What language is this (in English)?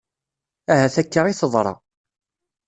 Kabyle